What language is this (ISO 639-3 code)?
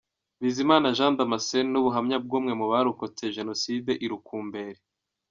kin